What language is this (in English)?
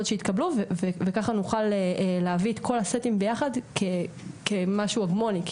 Hebrew